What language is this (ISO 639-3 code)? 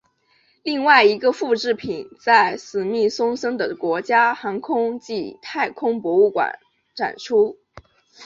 zho